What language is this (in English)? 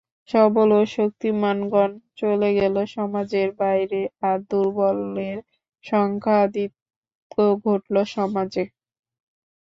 Bangla